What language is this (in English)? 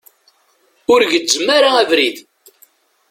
Kabyle